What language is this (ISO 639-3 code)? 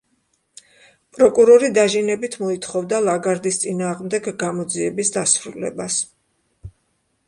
kat